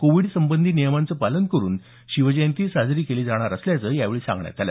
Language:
Marathi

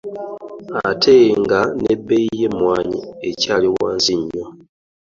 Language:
Ganda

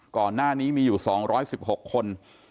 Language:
Thai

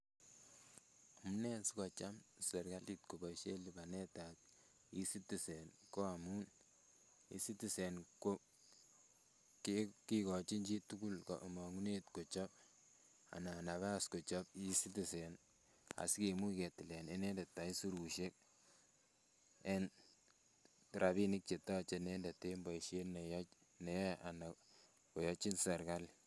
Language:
Kalenjin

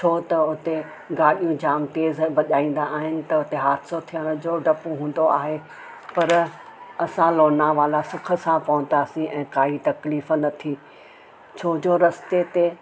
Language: Sindhi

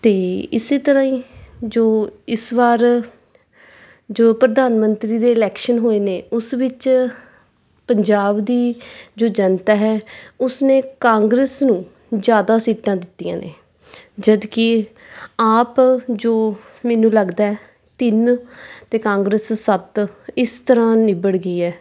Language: Punjabi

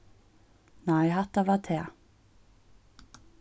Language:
Faroese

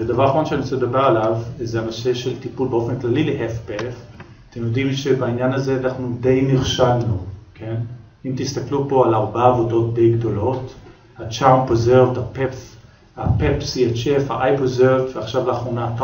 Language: Hebrew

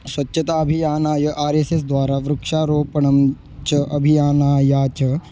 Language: Sanskrit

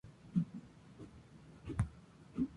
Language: Spanish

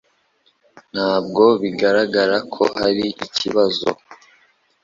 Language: Kinyarwanda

